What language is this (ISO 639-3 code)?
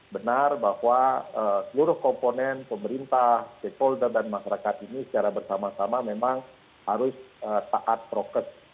ind